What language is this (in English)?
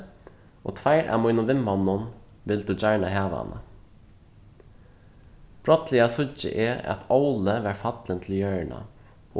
Faroese